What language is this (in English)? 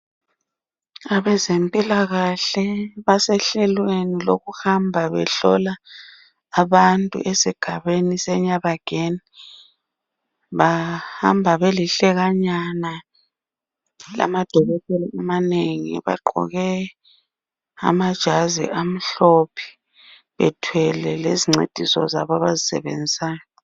North Ndebele